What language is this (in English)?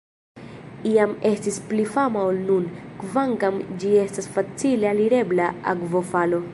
Esperanto